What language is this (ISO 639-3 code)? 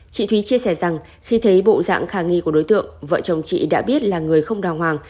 vie